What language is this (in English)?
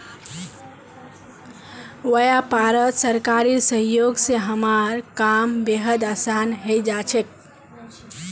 Magahi